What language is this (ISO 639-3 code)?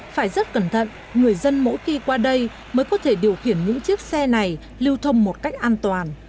vie